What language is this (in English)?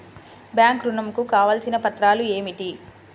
Telugu